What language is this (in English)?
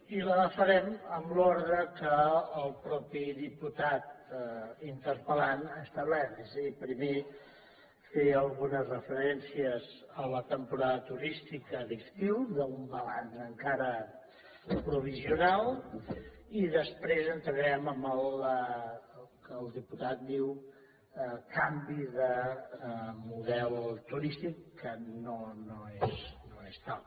Catalan